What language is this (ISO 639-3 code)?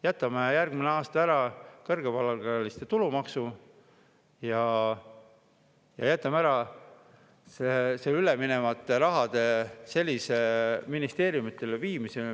est